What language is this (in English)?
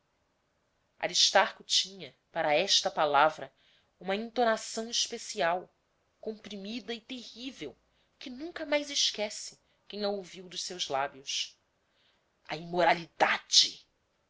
Portuguese